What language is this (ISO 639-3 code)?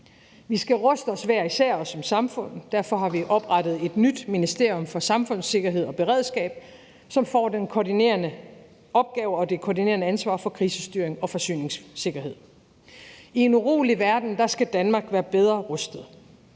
dan